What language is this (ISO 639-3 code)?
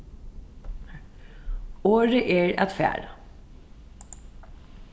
fao